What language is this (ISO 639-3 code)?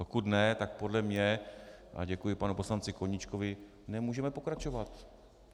ces